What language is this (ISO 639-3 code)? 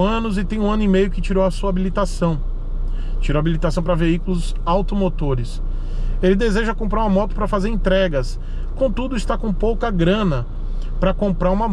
por